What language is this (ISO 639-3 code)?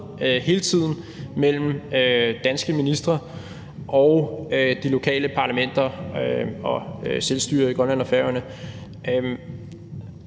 dan